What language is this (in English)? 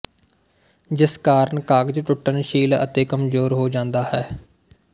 Punjabi